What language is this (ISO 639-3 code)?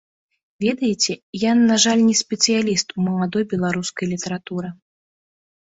bel